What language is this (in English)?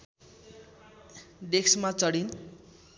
Nepali